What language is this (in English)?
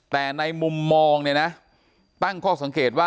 Thai